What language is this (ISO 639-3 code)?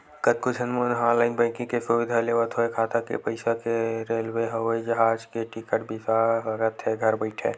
hne